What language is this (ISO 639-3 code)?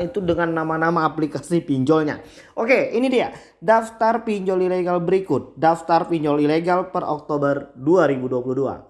ind